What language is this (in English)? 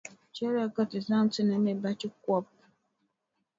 Dagbani